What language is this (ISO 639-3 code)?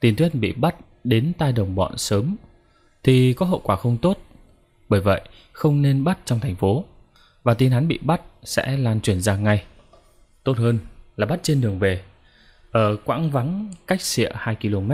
vie